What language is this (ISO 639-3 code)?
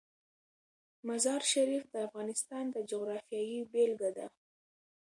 pus